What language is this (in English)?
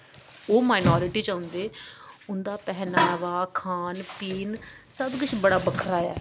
Dogri